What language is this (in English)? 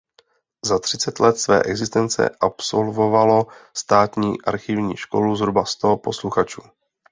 Czech